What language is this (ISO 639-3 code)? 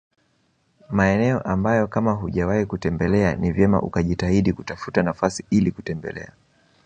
swa